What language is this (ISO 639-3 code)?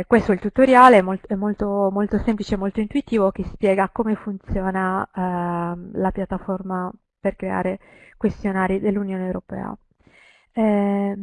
ita